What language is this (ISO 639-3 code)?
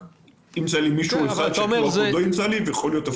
heb